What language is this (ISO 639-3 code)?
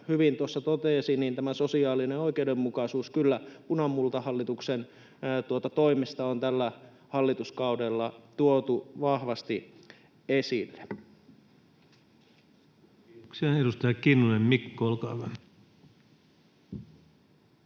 fin